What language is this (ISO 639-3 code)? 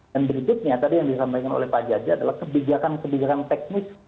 ind